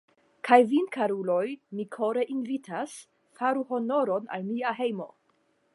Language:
Esperanto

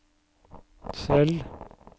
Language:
Norwegian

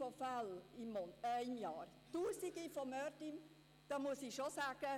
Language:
Swiss German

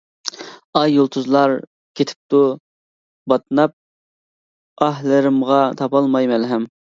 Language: Uyghur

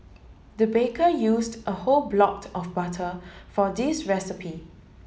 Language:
English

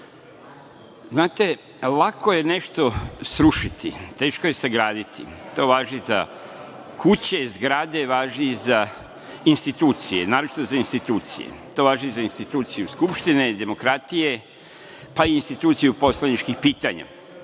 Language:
Serbian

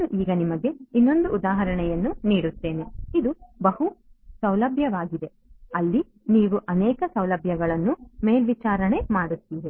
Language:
Kannada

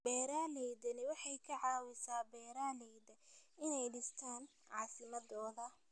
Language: Somali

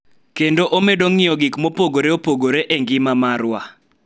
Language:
Luo (Kenya and Tanzania)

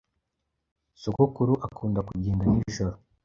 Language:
Kinyarwanda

